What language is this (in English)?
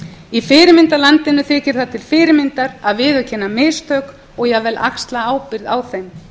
Icelandic